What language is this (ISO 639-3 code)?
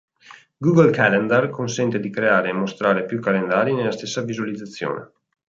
ita